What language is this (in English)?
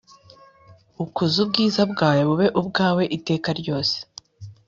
Kinyarwanda